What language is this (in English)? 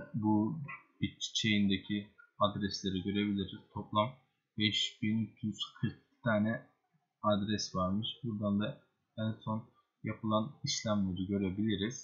Turkish